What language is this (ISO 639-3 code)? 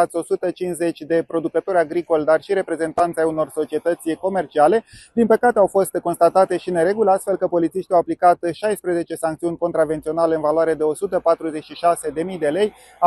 ron